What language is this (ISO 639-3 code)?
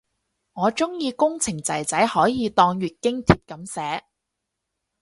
yue